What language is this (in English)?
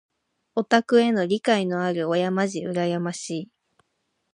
Japanese